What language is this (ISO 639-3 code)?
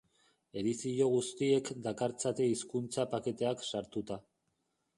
eus